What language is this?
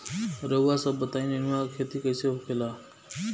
Bhojpuri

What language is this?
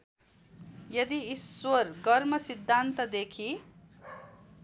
Nepali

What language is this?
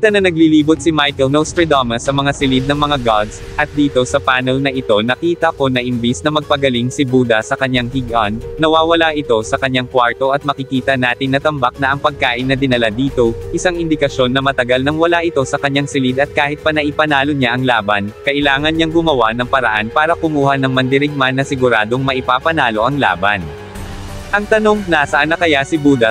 Filipino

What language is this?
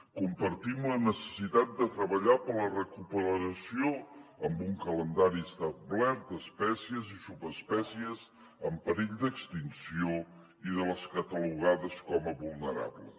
Catalan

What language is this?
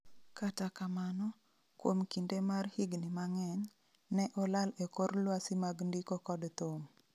Luo (Kenya and Tanzania)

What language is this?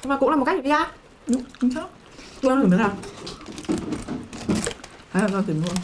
Vietnamese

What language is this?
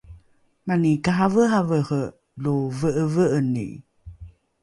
Rukai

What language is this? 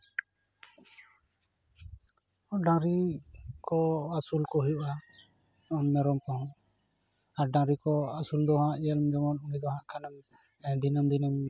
Santali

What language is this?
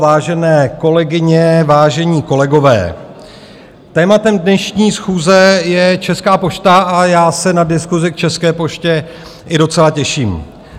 Czech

